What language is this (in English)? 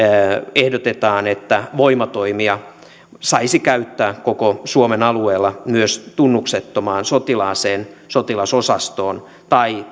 Finnish